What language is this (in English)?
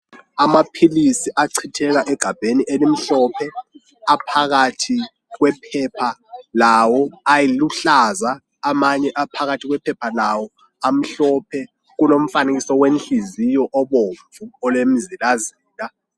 North Ndebele